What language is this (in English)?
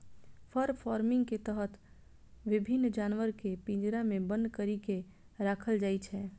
Maithili